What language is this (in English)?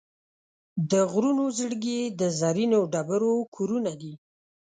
Pashto